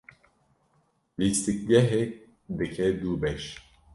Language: Kurdish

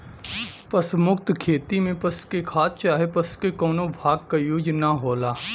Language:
Bhojpuri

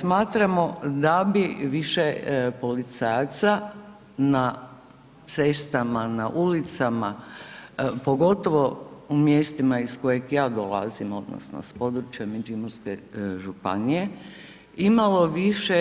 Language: Croatian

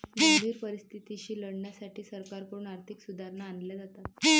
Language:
Marathi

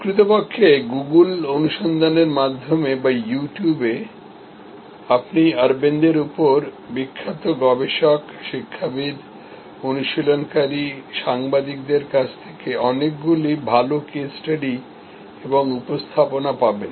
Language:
Bangla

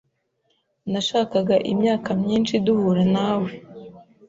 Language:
Kinyarwanda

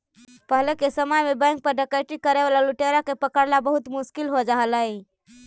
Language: Magahi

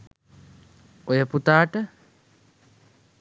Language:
Sinhala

